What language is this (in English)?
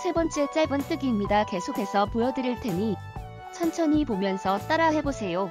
Korean